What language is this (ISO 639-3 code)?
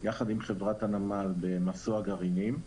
heb